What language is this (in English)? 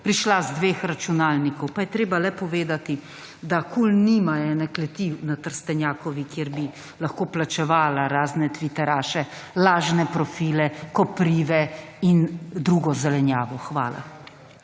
Slovenian